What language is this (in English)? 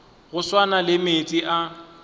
Northern Sotho